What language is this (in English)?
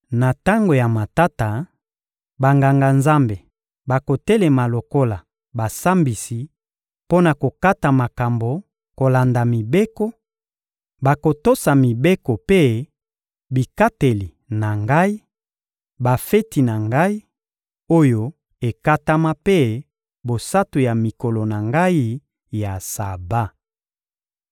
Lingala